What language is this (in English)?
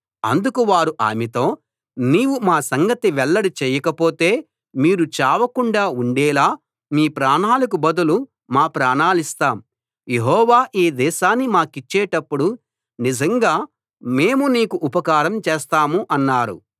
Telugu